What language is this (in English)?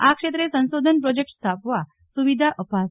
Gujarati